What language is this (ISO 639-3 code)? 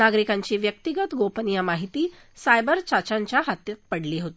mar